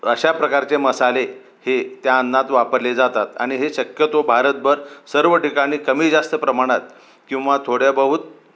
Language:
Marathi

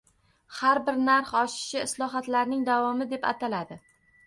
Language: Uzbek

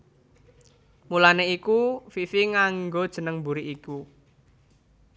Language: Javanese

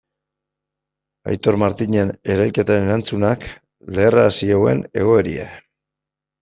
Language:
Basque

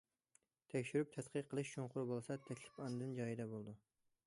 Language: Uyghur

